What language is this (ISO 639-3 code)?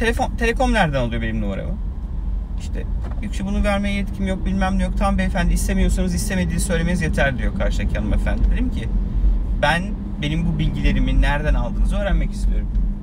tur